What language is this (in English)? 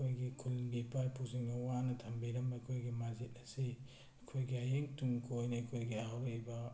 Manipuri